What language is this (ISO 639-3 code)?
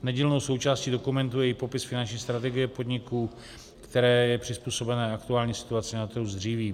ces